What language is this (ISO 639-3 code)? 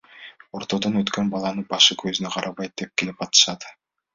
kir